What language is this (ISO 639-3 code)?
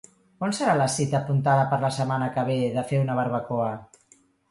cat